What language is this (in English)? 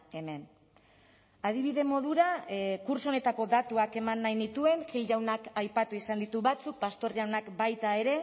Basque